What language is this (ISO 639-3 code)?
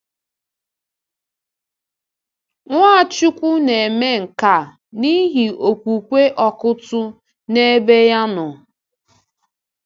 ibo